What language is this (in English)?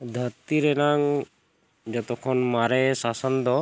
Santali